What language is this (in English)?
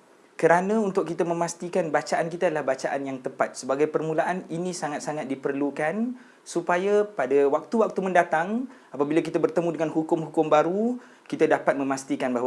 Malay